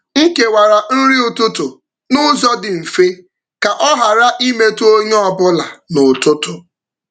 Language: Igbo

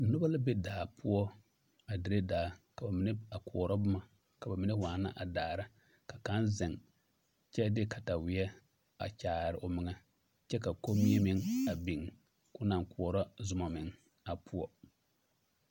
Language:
Southern Dagaare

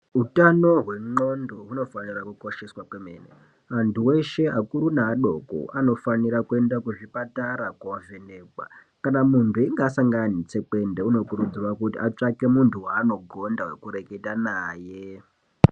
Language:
Ndau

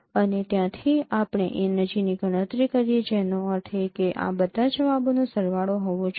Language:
Gujarati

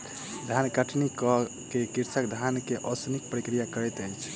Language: Maithili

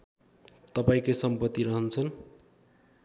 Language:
Nepali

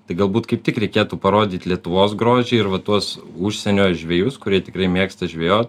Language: Lithuanian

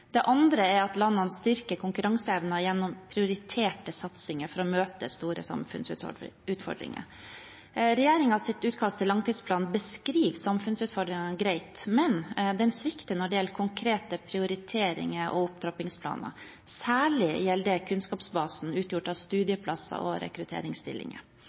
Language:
Norwegian Bokmål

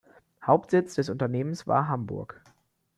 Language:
German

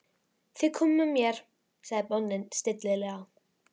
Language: Icelandic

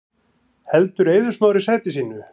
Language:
Icelandic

